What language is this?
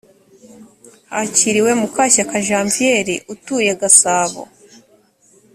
Kinyarwanda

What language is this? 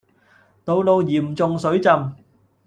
Cantonese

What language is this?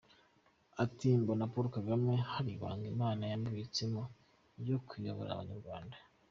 Kinyarwanda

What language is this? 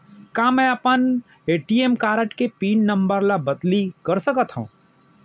Chhattisgarhi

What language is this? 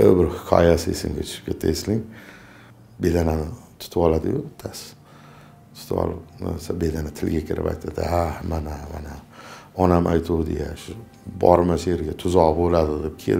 Turkish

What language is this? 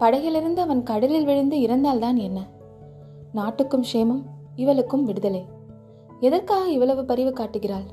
Tamil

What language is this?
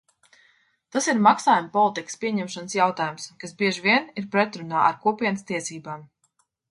Latvian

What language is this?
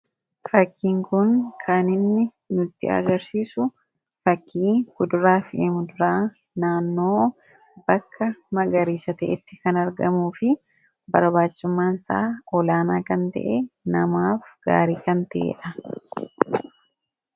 Oromo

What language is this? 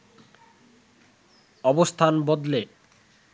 Bangla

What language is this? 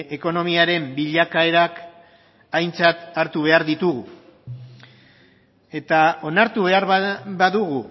Basque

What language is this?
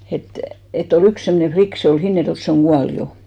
Finnish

